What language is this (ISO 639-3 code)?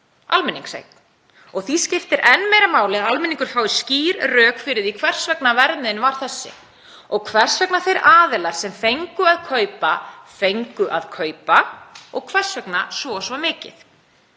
isl